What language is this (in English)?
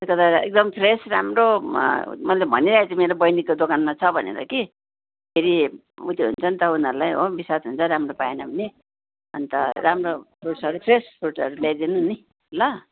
Nepali